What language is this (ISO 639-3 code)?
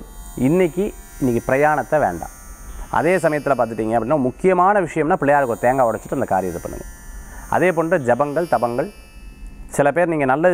ron